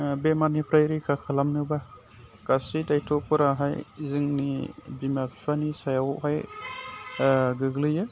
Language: Bodo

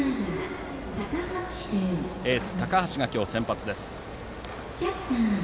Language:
Japanese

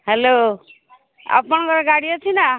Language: Odia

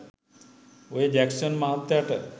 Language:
Sinhala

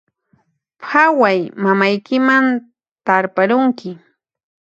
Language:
Puno Quechua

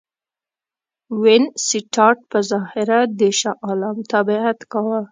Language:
Pashto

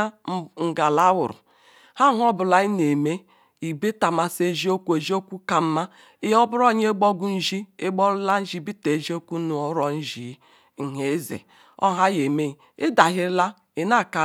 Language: Ikwere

